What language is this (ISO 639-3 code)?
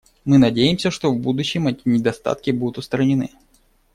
rus